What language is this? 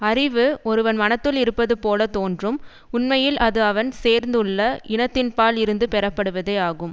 Tamil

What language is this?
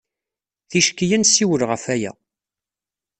Kabyle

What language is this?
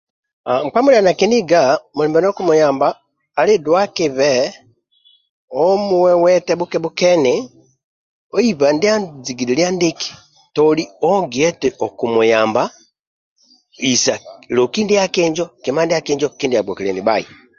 Amba (Uganda)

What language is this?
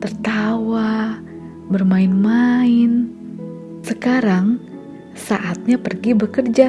Indonesian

